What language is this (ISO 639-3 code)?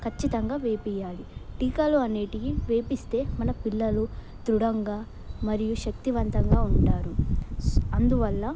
tel